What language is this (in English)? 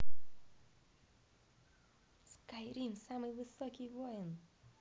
Russian